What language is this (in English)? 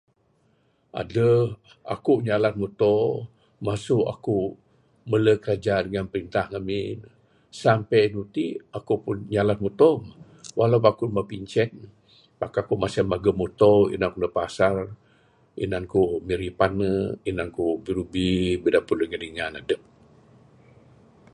Bukar-Sadung Bidayuh